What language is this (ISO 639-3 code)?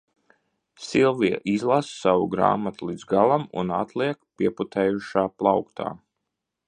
lav